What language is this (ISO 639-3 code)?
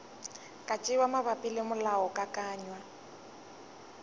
nso